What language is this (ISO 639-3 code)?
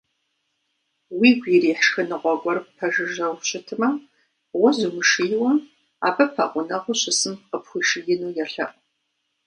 kbd